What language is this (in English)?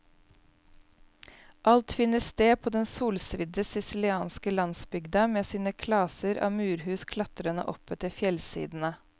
Norwegian